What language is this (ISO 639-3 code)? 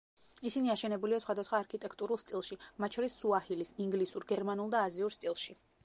kat